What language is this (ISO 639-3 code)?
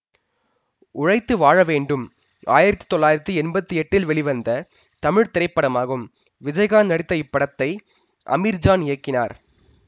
tam